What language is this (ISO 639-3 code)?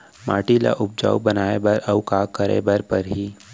hne